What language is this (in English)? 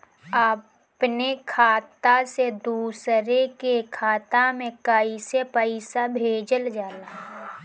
Bhojpuri